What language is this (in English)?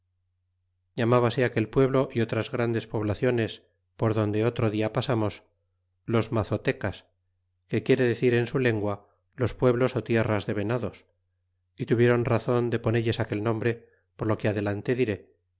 Spanish